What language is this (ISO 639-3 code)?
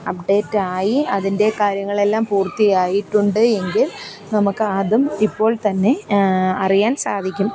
mal